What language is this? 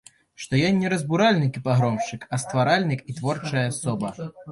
Belarusian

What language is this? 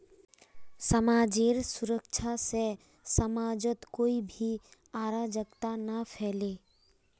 Magahi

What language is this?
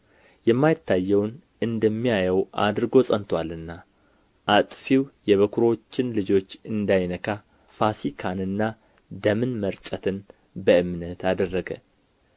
Amharic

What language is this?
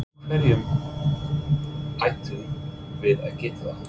Icelandic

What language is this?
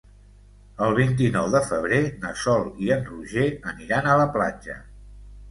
Catalan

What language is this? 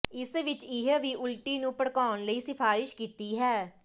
Punjabi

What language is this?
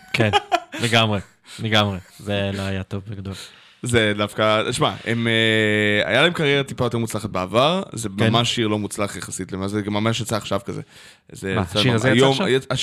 Hebrew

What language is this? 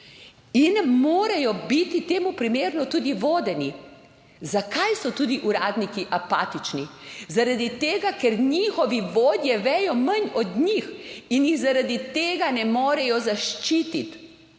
Slovenian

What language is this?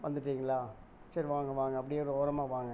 Tamil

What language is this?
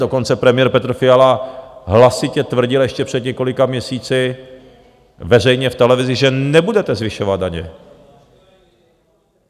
Czech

